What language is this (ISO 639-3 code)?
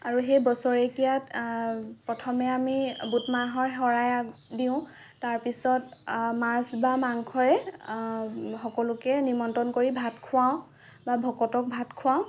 asm